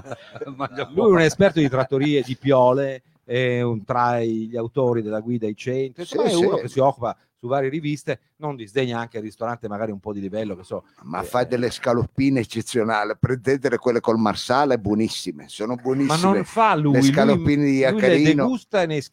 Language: Italian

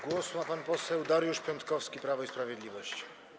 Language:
Polish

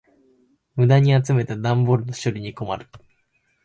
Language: Japanese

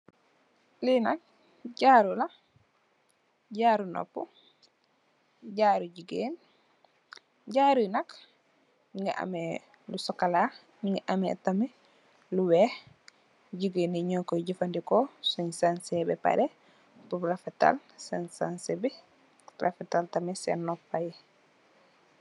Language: Wolof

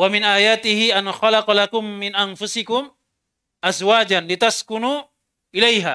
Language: Indonesian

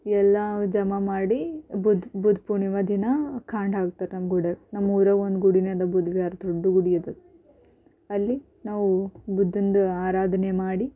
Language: Kannada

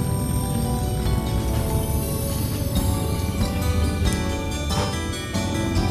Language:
Tamil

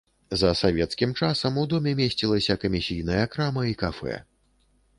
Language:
Belarusian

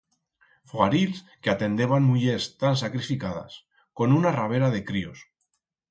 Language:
Aragonese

